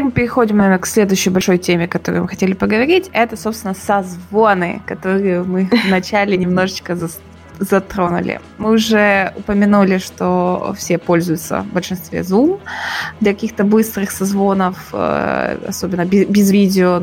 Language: Russian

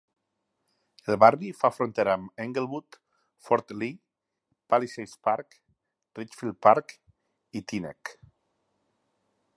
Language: Catalan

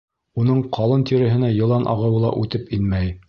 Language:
Bashkir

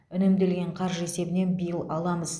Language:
Kazakh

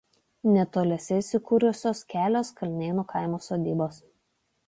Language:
Lithuanian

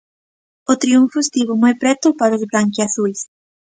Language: Galician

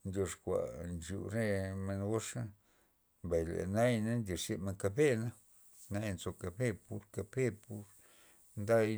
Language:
Loxicha Zapotec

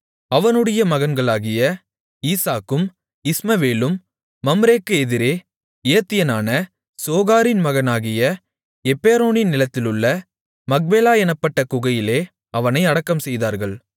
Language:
Tamil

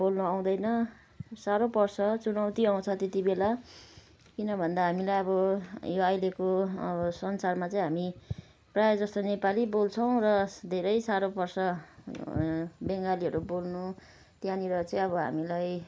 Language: Nepali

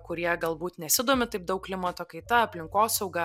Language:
Lithuanian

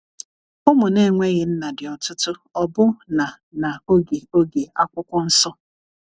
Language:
Igbo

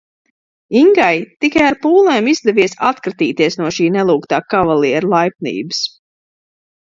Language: Latvian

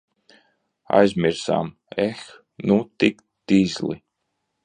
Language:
Latvian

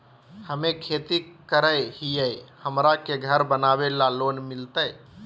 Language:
Magahi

